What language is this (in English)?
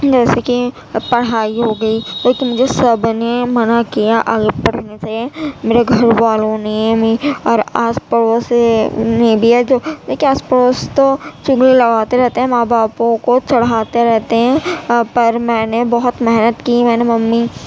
Urdu